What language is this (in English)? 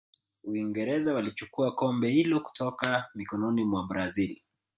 Swahili